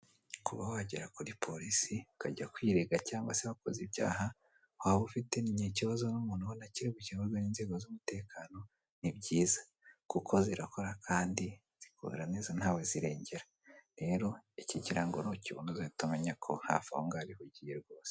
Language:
Kinyarwanda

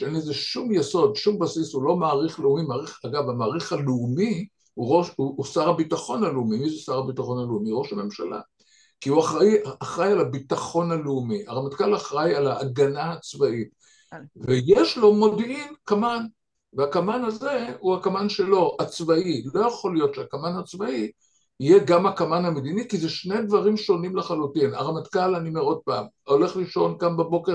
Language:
Hebrew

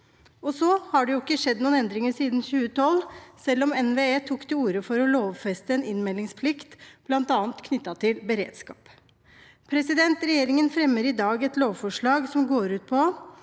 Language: Norwegian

